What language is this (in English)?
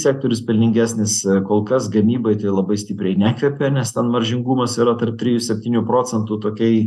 Lithuanian